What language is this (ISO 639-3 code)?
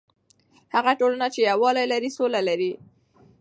pus